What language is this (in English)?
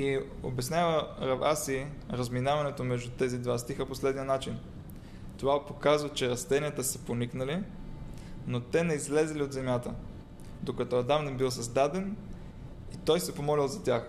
Bulgarian